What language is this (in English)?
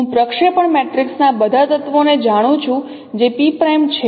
Gujarati